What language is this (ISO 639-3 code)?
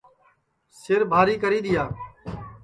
ssi